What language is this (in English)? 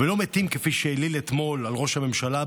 Hebrew